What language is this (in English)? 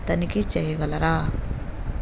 Telugu